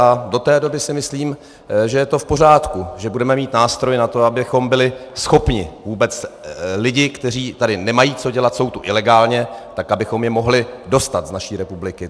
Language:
Czech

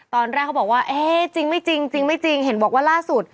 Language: Thai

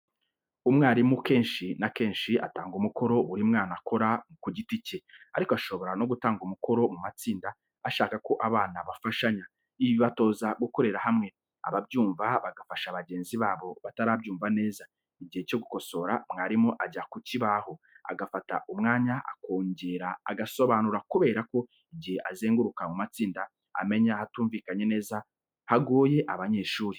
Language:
Kinyarwanda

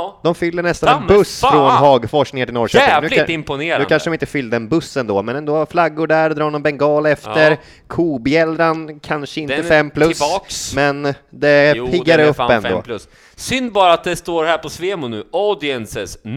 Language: Swedish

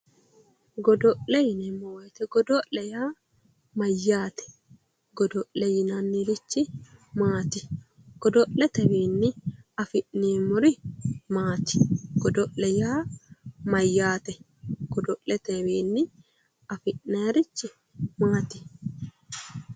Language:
Sidamo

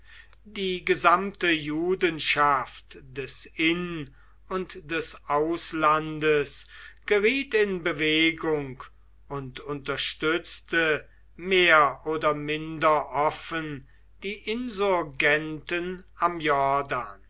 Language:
German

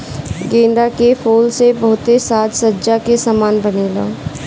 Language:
Bhojpuri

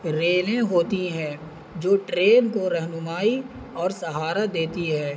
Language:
Urdu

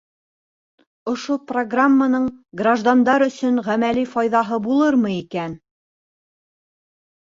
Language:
Bashkir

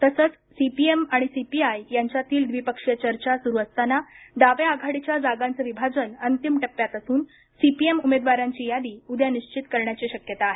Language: Marathi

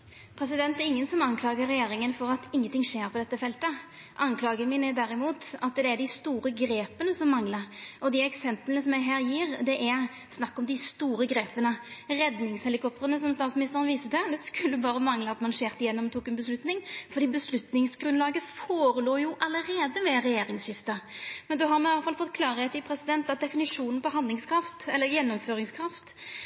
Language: Norwegian Nynorsk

